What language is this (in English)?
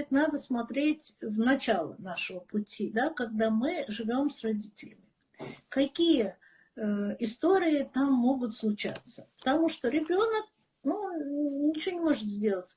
Russian